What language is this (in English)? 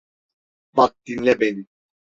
Turkish